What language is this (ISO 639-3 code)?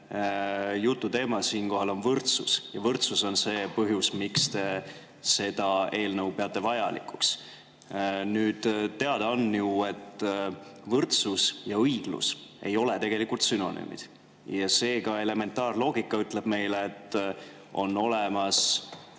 est